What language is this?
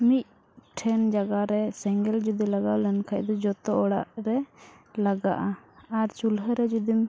Santali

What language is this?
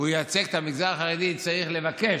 Hebrew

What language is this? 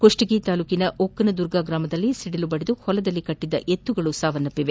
Kannada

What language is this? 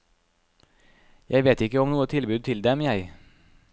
Norwegian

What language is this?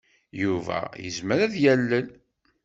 Kabyle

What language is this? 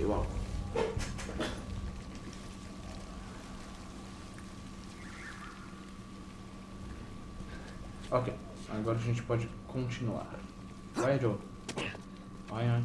Portuguese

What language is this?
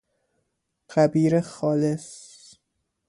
Persian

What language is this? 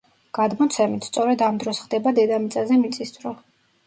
Georgian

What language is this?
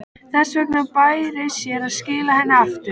Icelandic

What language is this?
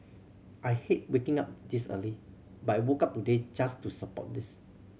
English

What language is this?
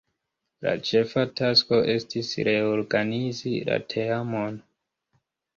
Esperanto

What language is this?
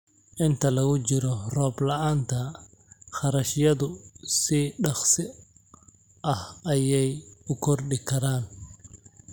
Somali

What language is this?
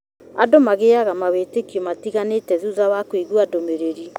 Kikuyu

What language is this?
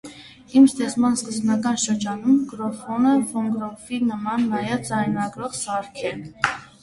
Armenian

